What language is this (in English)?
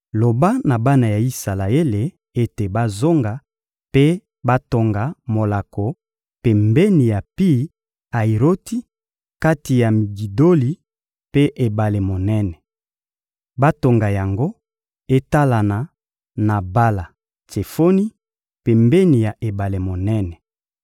Lingala